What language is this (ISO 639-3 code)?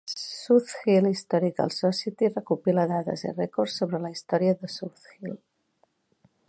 cat